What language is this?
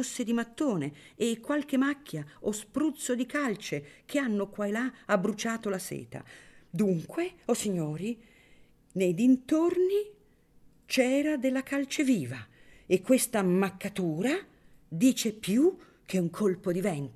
Italian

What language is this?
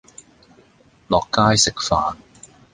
Cantonese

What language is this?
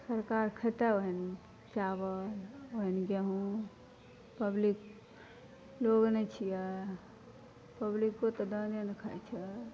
Maithili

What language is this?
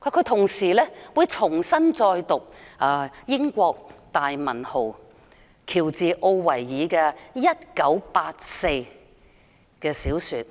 Cantonese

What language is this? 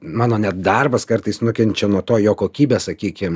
Lithuanian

